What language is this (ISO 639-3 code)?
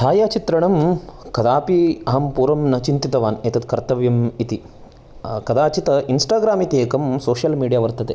san